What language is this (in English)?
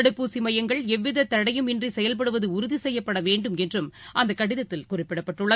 Tamil